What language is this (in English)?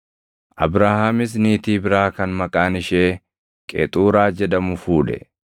Oromo